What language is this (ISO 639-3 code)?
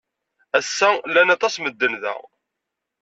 kab